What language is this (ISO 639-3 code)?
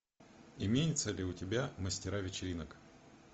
rus